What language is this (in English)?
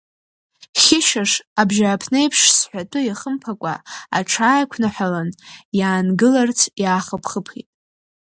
Abkhazian